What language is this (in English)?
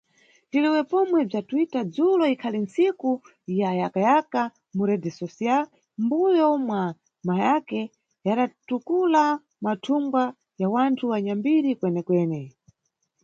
Nyungwe